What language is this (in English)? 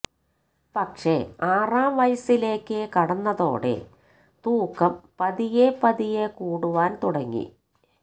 Malayalam